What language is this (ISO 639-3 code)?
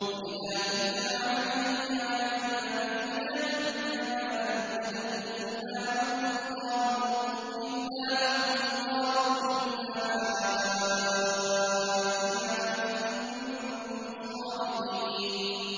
ara